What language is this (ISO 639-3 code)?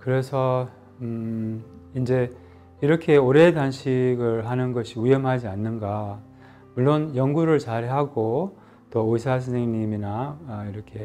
kor